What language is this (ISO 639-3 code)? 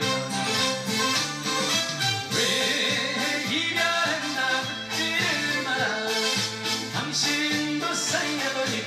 kor